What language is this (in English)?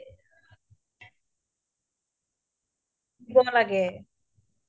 Assamese